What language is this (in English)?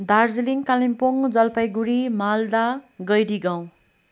Nepali